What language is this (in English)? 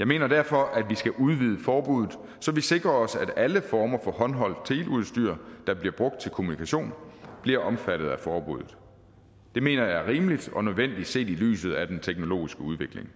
Danish